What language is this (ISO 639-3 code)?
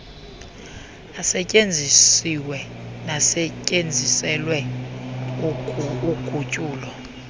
xho